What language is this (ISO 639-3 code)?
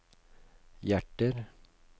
nor